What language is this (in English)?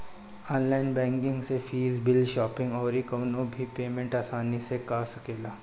Bhojpuri